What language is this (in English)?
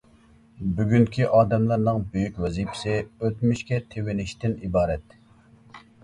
Uyghur